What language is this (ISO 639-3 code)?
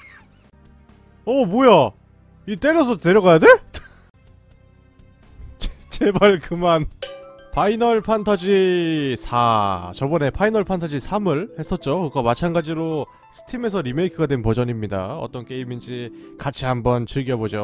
kor